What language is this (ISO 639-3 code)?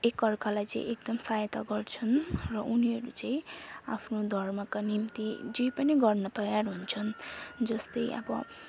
nep